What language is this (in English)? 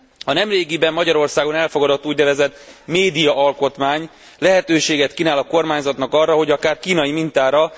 Hungarian